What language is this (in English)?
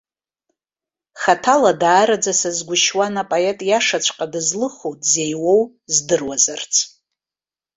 Abkhazian